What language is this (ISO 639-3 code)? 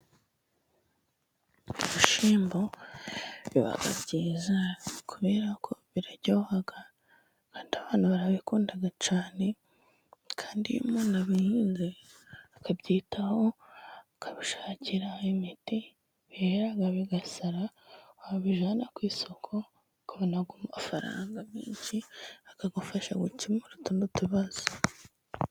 kin